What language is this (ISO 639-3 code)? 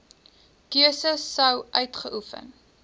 afr